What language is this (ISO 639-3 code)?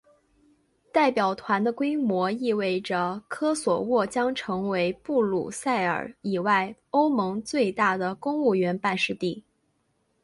zho